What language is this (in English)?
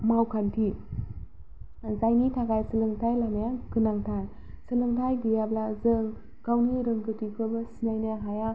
Bodo